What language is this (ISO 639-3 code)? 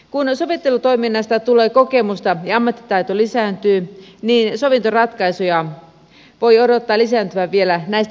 fin